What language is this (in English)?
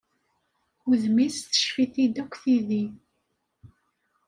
Kabyle